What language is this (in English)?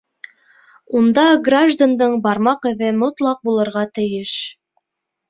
Bashkir